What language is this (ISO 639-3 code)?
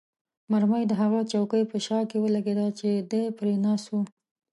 pus